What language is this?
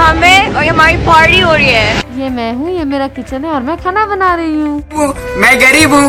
Hindi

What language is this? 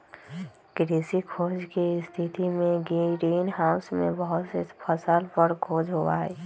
Magahi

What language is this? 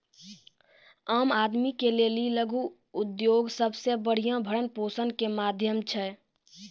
Maithili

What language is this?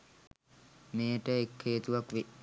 Sinhala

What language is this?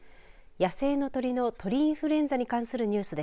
Japanese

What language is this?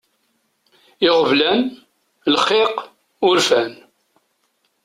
Kabyle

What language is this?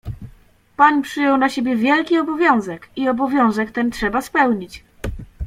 Polish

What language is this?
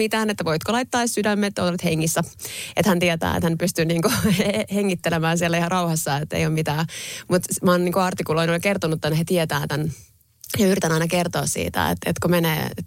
Finnish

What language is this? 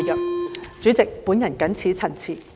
Cantonese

